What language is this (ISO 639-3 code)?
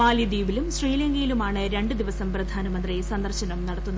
mal